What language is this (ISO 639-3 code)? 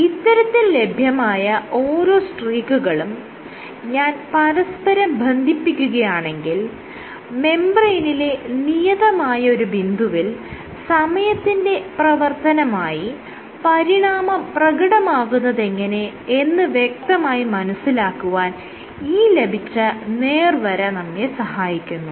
mal